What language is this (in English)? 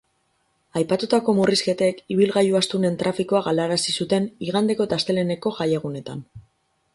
Basque